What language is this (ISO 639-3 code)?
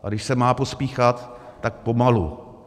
ces